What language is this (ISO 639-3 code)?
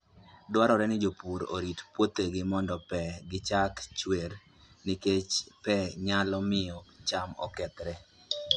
luo